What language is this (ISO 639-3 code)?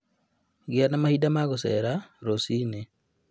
kik